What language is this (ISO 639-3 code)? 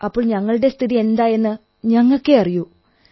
mal